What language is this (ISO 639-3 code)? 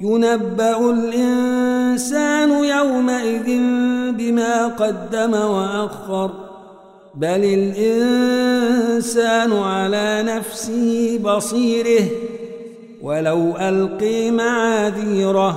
ara